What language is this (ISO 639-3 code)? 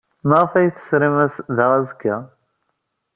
kab